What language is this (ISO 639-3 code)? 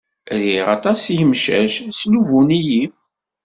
kab